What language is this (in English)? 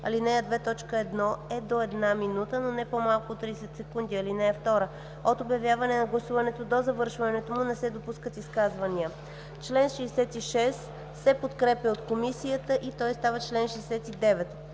Bulgarian